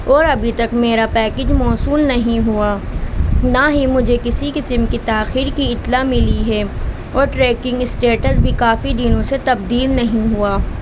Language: Urdu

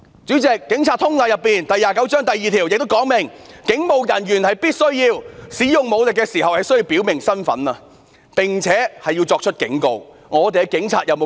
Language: Cantonese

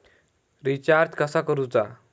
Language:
Marathi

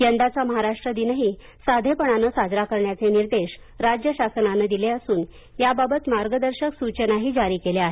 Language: Marathi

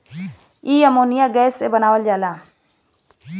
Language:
Bhojpuri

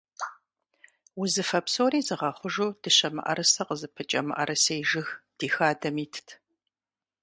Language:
Kabardian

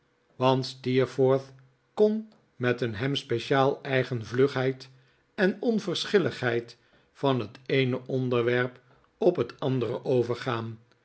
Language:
Dutch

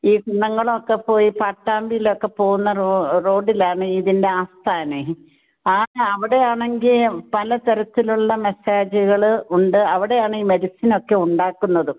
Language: Malayalam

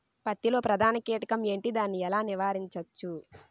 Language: Telugu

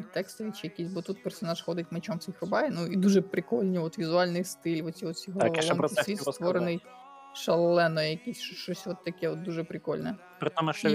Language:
Ukrainian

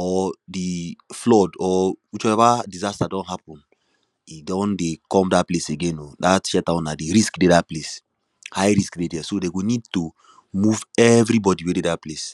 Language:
Nigerian Pidgin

